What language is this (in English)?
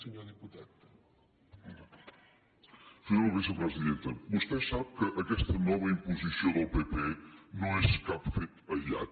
Catalan